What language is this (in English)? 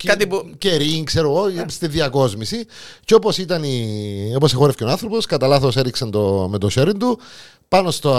Greek